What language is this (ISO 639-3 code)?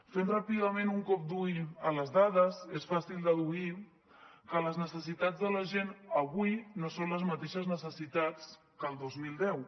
cat